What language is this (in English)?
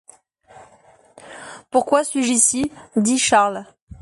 French